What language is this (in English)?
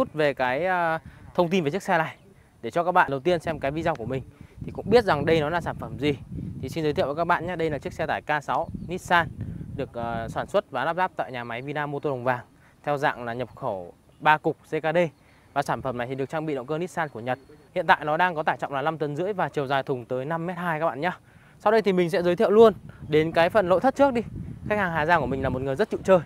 Vietnamese